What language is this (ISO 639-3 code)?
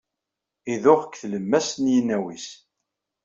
kab